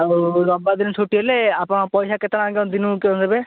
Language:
Odia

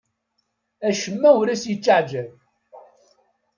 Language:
Kabyle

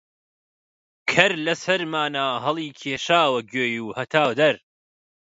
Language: Central Kurdish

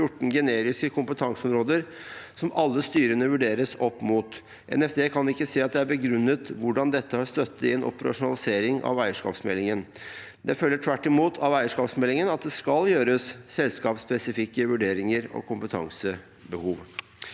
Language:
Norwegian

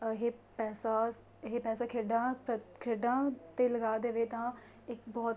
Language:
Punjabi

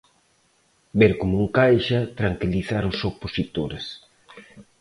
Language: Galician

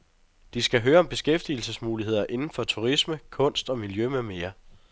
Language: Danish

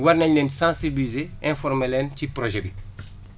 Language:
Wolof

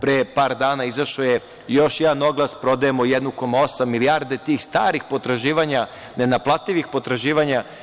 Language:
Serbian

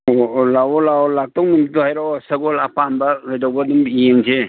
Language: Manipuri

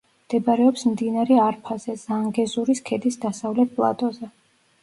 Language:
Georgian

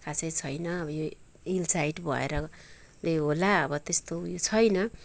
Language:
Nepali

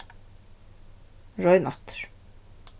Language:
Faroese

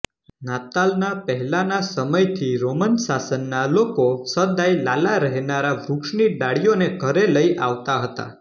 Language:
Gujarati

